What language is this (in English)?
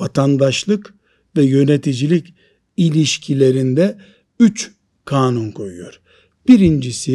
Turkish